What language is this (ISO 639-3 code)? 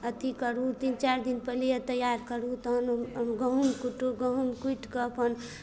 mai